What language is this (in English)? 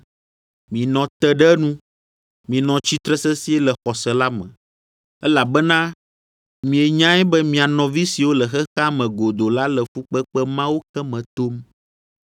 Ewe